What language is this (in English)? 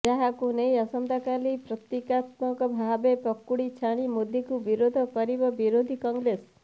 Odia